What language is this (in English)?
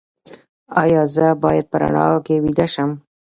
Pashto